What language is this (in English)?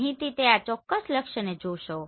Gujarati